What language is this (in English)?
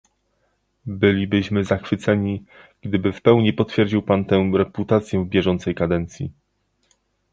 Polish